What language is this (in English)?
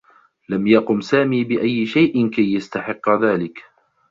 Arabic